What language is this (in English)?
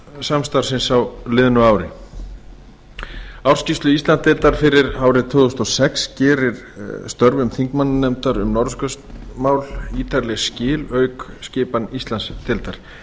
Icelandic